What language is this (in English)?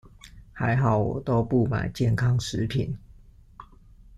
Chinese